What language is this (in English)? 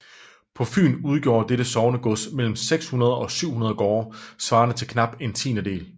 Danish